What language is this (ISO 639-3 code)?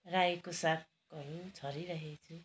nep